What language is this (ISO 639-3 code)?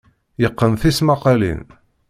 kab